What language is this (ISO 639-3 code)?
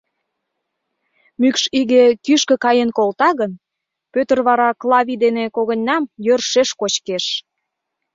chm